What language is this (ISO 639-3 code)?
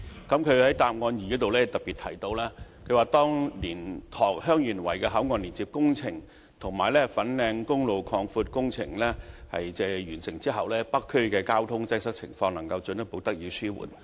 yue